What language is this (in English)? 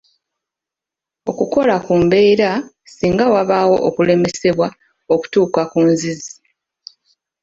Ganda